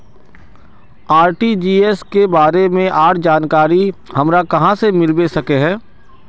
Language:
Magahi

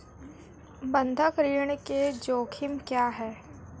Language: Hindi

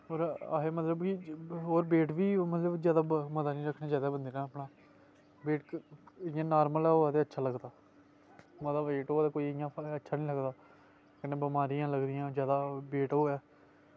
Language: Dogri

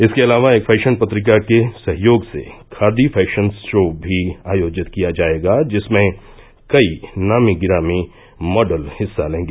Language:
Hindi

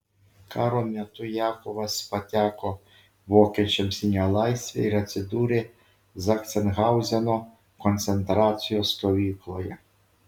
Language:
Lithuanian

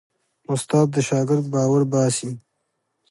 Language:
Pashto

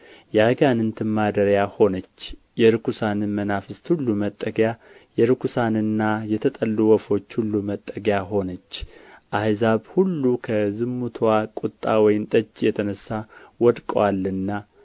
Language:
Amharic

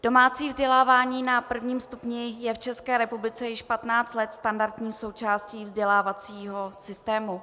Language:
Czech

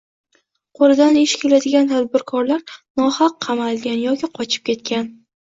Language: Uzbek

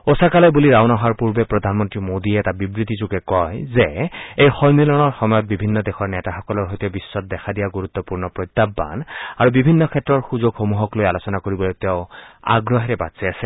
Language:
Assamese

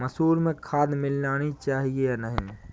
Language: Hindi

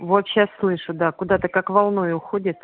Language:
Russian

